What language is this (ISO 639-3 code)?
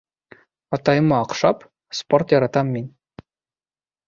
bak